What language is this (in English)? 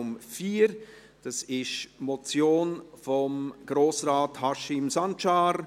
Swiss German